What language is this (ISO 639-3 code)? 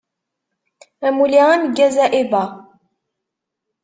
kab